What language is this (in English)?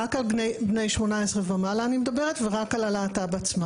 Hebrew